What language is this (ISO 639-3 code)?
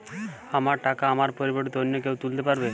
ben